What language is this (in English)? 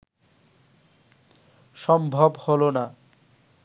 Bangla